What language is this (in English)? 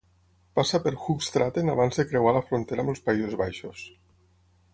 Catalan